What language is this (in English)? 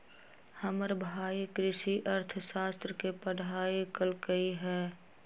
Magahi